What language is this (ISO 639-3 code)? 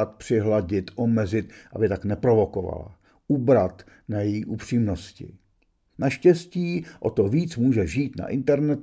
ces